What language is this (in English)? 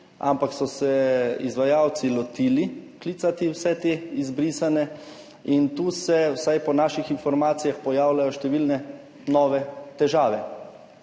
Slovenian